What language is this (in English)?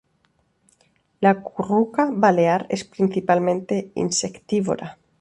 Spanish